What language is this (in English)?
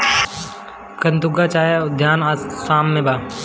Bhojpuri